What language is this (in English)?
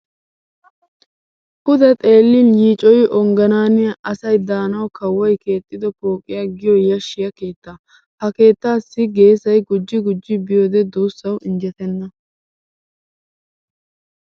Wolaytta